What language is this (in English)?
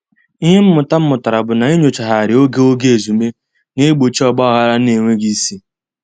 Igbo